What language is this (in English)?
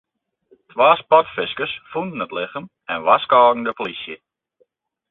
Western Frisian